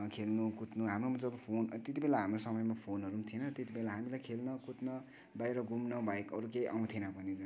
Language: Nepali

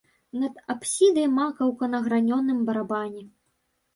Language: Belarusian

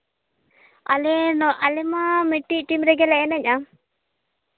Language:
Santali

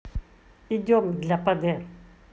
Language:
Russian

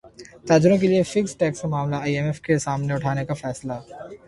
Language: Urdu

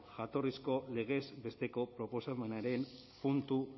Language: Basque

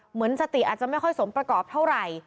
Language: Thai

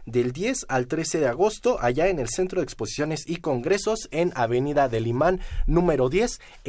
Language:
Spanish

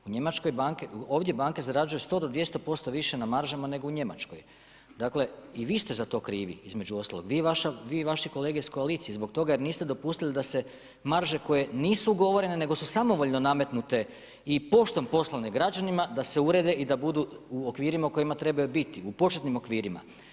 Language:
Croatian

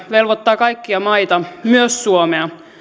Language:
Finnish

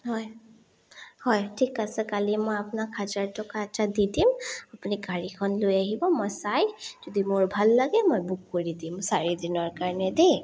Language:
Assamese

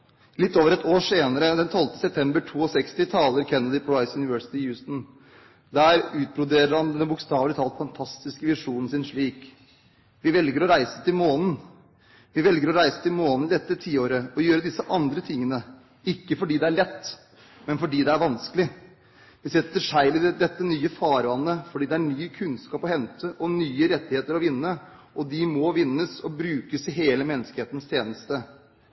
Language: Norwegian Bokmål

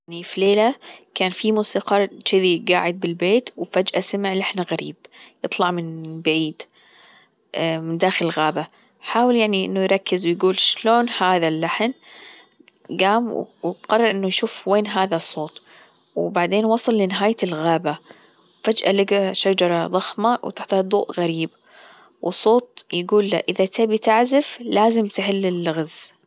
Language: Gulf Arabic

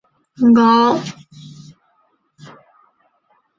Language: Chinese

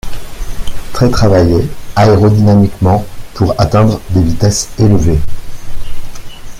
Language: French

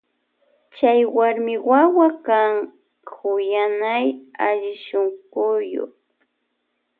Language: Loja Highland Quichua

